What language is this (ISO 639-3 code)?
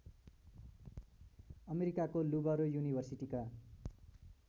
nep